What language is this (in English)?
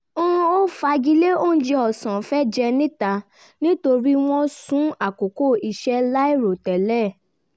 Yoruba